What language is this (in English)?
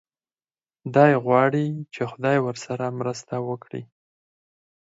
Pashto